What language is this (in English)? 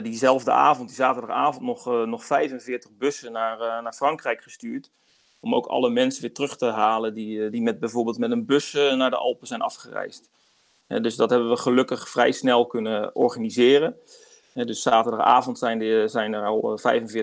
Dutch